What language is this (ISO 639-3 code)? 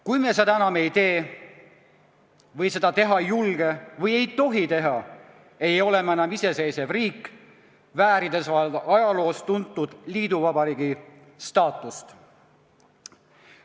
est